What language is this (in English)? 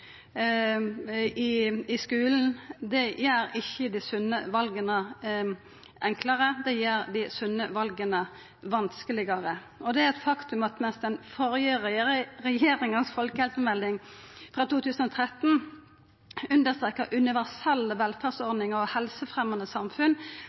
Norwegian Nynorsk